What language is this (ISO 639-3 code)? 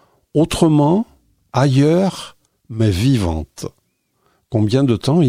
fra